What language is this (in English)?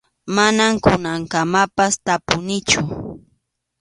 Arequipa-La Unión Quechua